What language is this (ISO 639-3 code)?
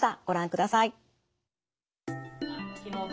jpn